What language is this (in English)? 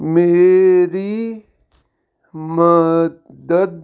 Punjabi